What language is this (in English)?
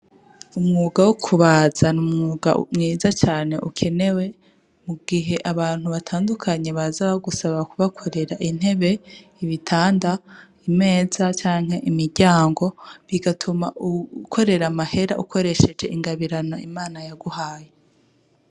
Rundi